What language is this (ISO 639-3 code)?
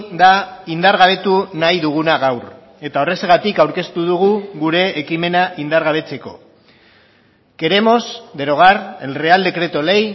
eus